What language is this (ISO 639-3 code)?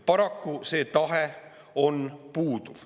est